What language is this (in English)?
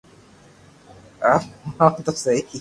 Loarki